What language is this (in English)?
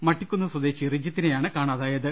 Malayalam